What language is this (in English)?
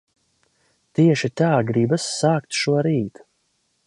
Latvian